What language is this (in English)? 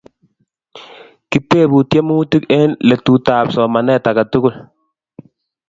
Kalenjin